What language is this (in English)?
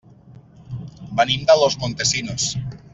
Catalan